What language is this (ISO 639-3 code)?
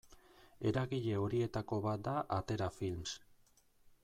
eus